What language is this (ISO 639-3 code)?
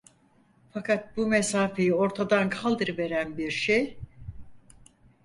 tur